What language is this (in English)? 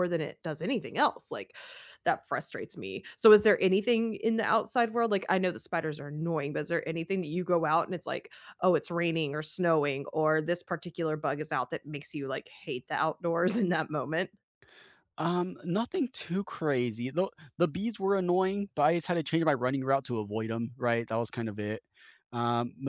English